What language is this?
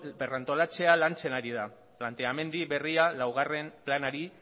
Basque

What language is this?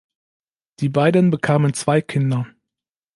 German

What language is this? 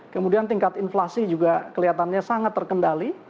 Indonesian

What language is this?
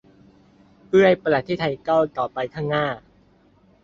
Thai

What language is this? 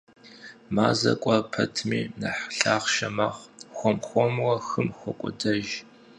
Kabardian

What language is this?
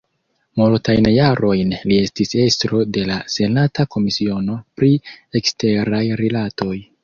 Esperanto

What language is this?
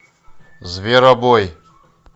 Russian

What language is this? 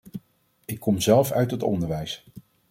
Dutch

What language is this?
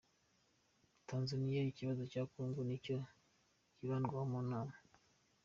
Kinyarwanda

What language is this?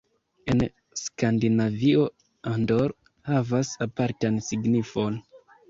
Esperanto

